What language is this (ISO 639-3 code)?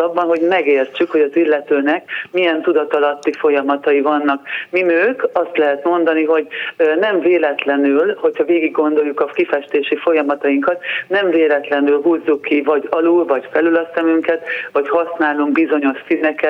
hun